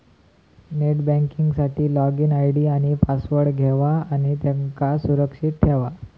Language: Marathi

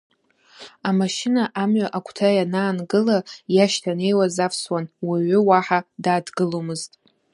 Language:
Abkhazian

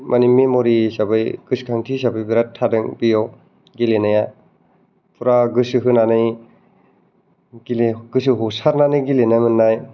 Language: Bodo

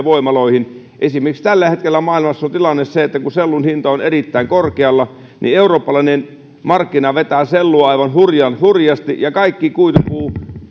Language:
Finnish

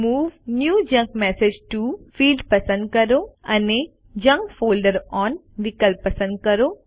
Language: Gujarati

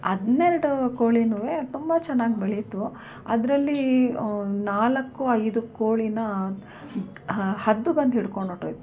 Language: Kannada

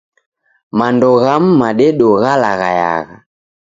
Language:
Taita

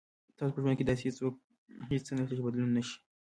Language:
Pashto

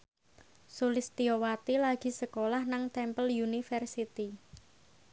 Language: Javanese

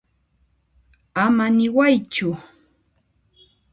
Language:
Puno Quechua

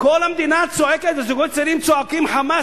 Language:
Hebrew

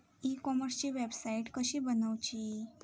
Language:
Marathi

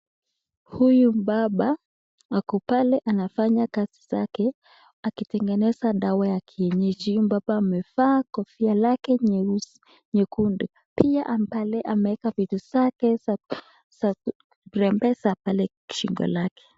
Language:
Swahili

